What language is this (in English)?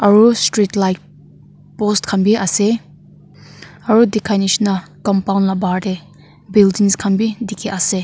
Naga Pidgin